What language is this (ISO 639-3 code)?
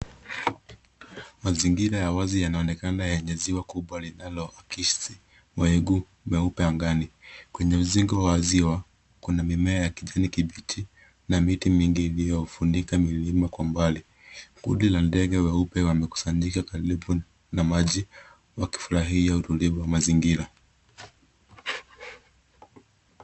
swa